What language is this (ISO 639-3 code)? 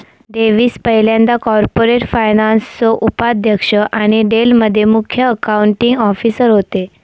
mar